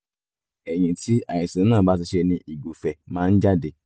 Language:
Yoruba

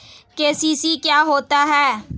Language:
Hindi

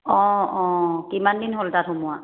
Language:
Assamese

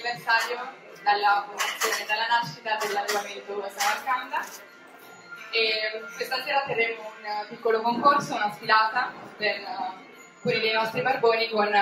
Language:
Italian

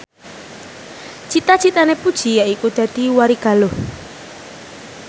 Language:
Javanese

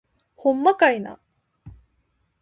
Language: Japanese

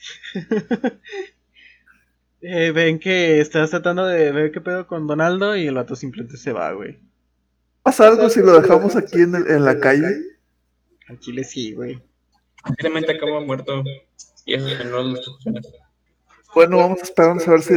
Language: Spanish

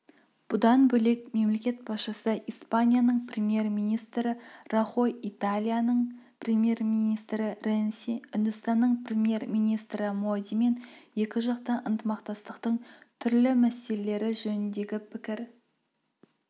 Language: Kazakh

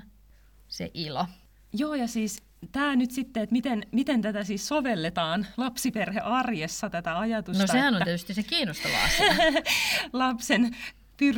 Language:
Finnish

